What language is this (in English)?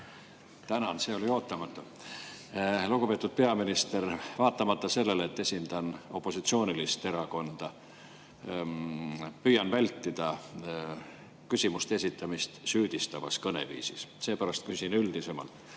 Estonian